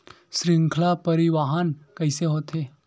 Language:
Chhattisgarhi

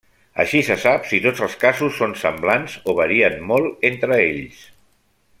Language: Catalan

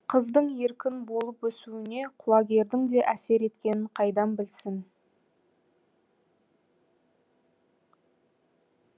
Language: Kazakh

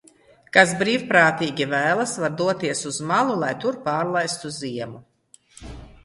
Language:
Latvian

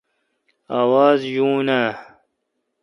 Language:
Kalkoti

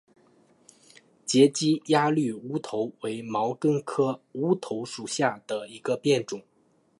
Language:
Chinese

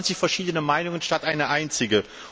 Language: German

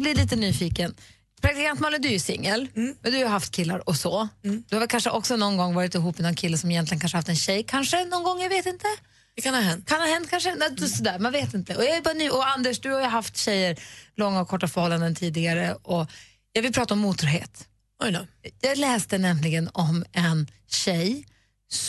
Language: Swedish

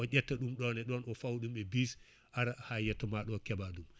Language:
Fula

